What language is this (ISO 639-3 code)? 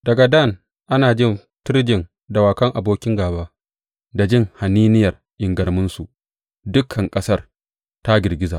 hau